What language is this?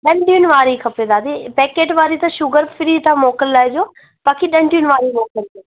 Sindhi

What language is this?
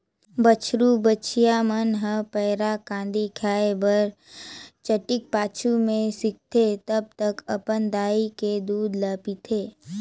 Chhattisgarhi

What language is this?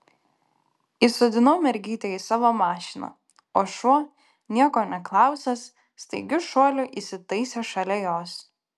Lithuanian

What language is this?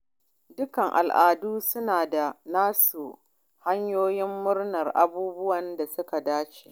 Hausa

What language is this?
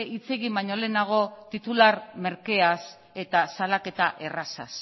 Basque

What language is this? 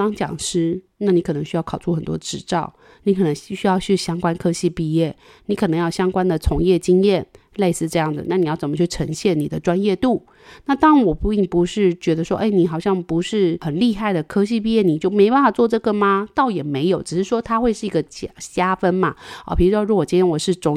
Chinese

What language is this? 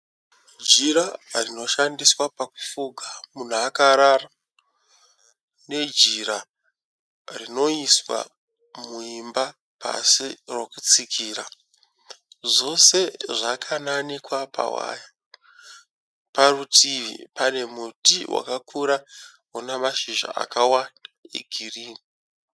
Shona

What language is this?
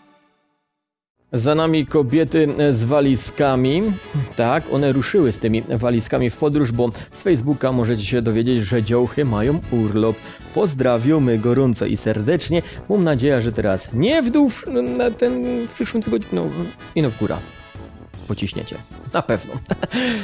Polish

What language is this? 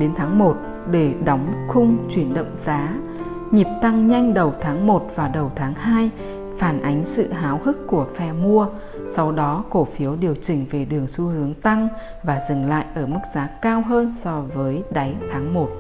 Vietnamese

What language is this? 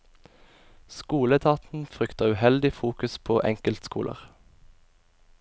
Norwegian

